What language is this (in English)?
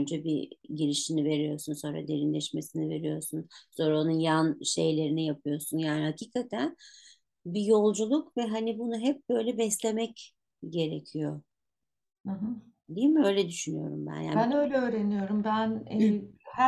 Turkish